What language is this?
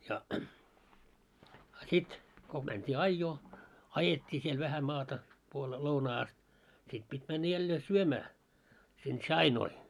Finnish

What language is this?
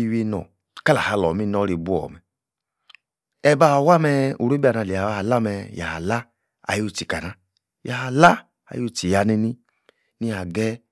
Yace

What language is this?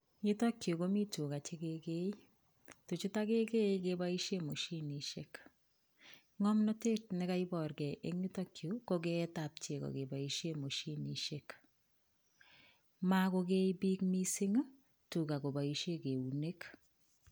Kalenjin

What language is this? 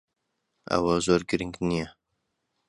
Central Kurdish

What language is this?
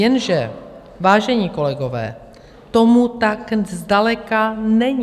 Czech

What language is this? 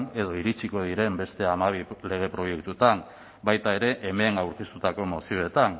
Basque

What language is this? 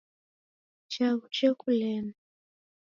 Taita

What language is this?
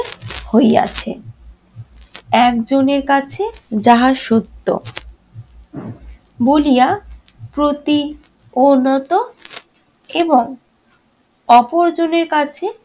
Bangla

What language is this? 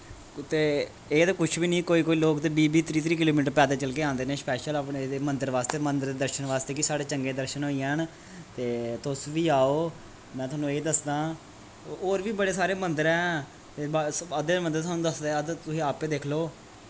Dogri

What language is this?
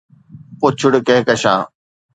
Sindhi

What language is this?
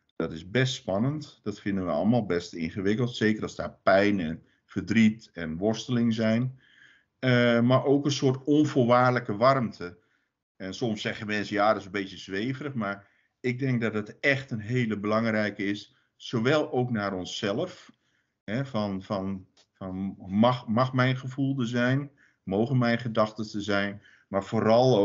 Dutch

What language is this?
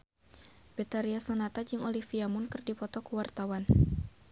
Sundanese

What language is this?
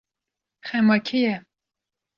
Kurdish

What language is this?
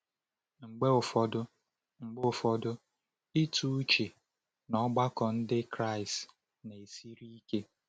Igbo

